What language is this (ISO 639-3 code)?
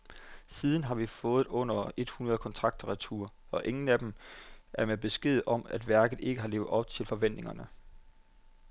dan